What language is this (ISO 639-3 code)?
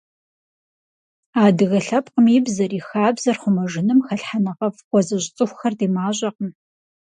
kbd